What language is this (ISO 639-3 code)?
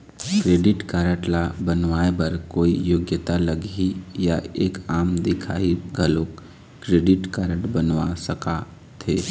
hne